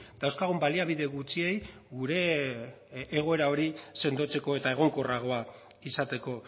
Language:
Basque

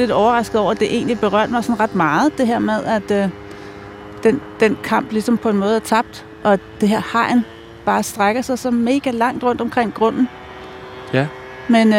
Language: Danish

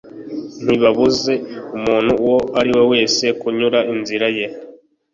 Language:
Kinyarwanda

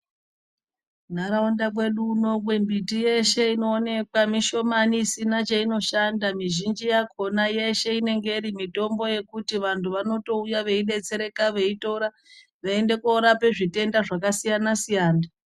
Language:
Ndau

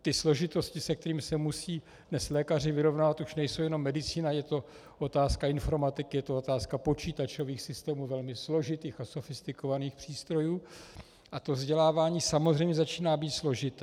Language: Czech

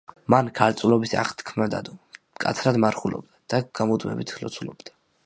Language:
Georgian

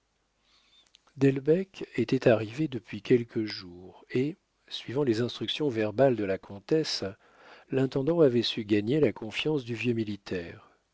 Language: French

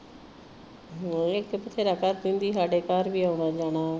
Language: Punjabi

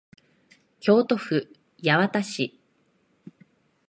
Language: Japanese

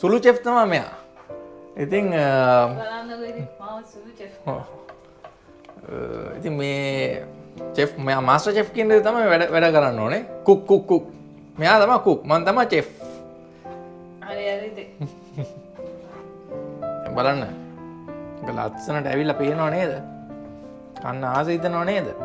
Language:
Indonesian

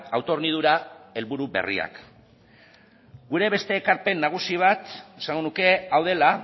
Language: Basque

